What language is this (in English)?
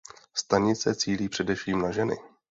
Czech